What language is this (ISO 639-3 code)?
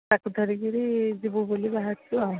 ori